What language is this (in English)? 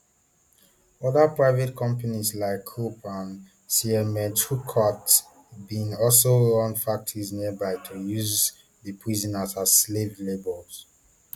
Nigerian Pidgin